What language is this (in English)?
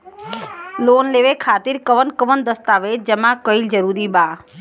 Bhojpuri